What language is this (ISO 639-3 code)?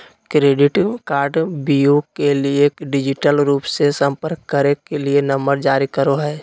mag